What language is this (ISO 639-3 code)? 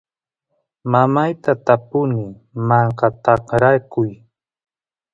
qus